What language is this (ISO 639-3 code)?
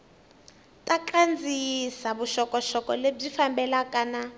tso